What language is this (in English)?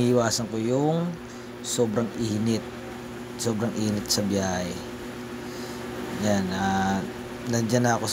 Filipino